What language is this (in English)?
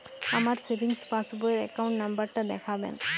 Bangla